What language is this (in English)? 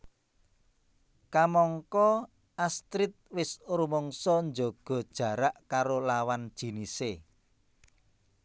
Javanese